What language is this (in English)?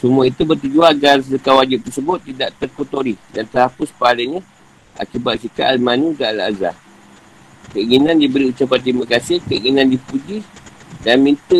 Malay